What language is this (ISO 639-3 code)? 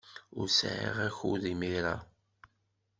kab